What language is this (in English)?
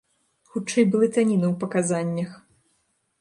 Belarusian